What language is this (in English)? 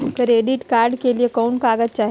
Magahi